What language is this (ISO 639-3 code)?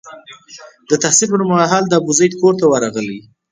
pus